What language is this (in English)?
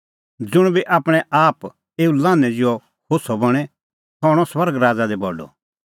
Kullu Pahari